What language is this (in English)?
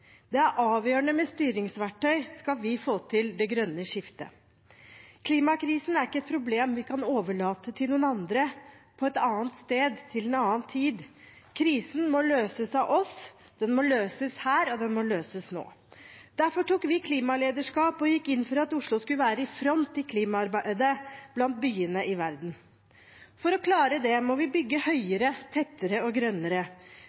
Norwegian Bokmål